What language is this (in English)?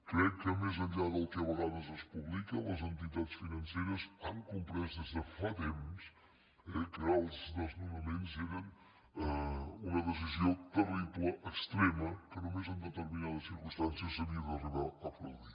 Catalan